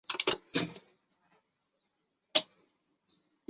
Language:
Chinese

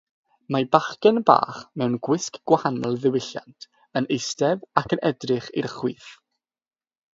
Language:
Welsh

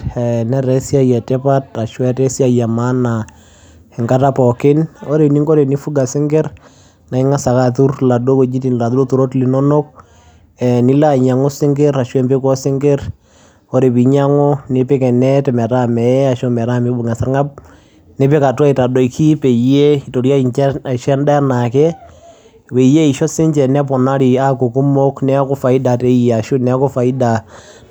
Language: Masai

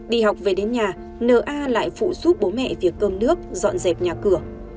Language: Vietnamese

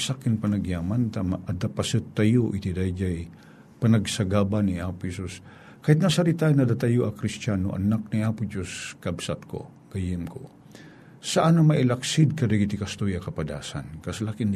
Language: Filipino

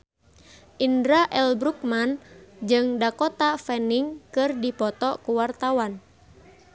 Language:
Sundanese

